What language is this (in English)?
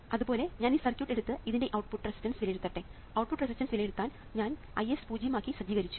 Malayalam